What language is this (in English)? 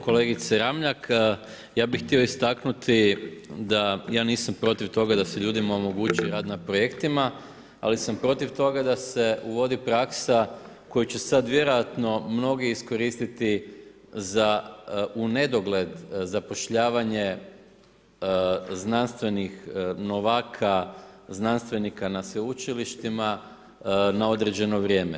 Croatian